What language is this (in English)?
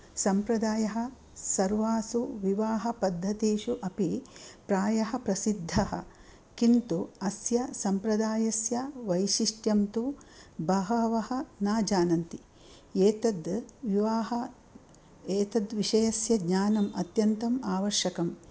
Sanskrit